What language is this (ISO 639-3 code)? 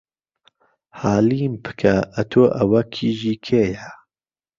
ckb